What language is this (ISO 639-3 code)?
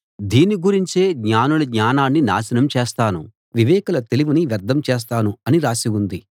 tel